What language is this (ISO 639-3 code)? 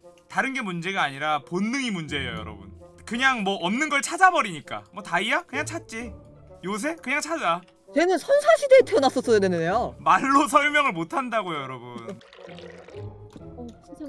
kor